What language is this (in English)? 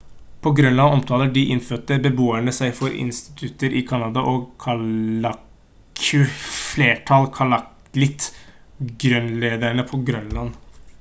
Norwegian Bokmål